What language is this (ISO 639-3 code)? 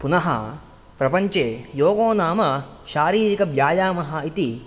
san